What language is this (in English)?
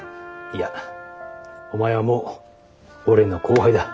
Japanese